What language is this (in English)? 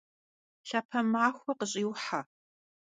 Kabardian